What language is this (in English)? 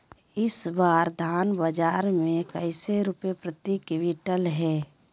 Magahi